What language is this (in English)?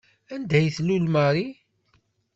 Kabyle